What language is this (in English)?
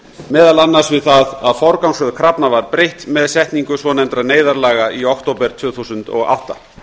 Icelandic